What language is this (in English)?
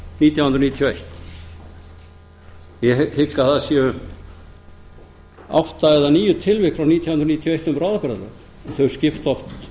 Icelandic